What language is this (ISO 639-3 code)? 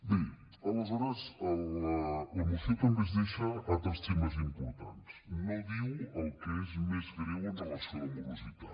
cat